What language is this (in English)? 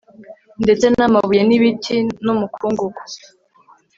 Kinyarwanda